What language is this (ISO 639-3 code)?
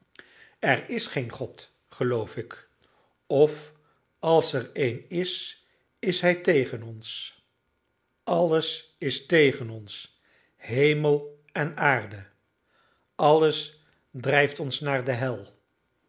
nld